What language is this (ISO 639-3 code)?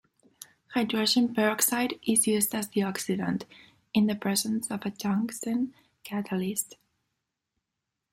eng